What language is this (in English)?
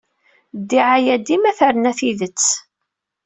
Kabyle